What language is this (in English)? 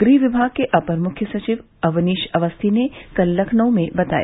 Hindi